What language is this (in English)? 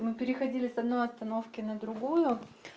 Russian